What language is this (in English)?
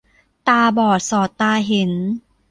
Thai